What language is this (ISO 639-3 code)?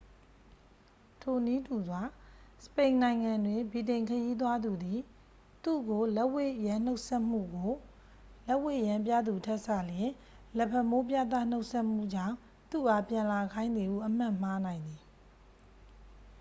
mya